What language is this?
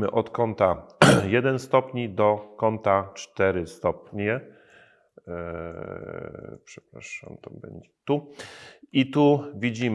Polish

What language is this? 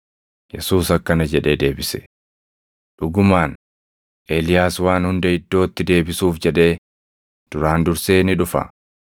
Oromo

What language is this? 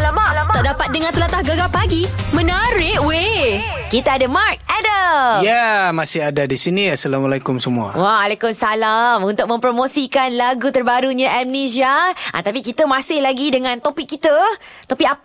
Malay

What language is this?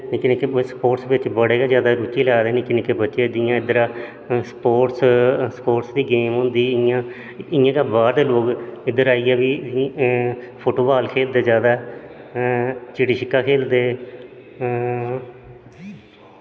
Dogri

